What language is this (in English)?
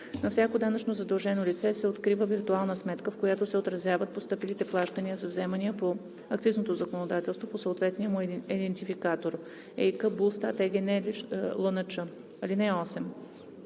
Bulgarian